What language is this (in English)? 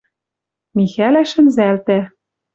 Western Mari